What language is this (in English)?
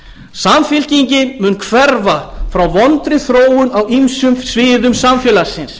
Icelandic